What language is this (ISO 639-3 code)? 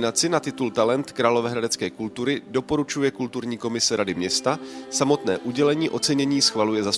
ces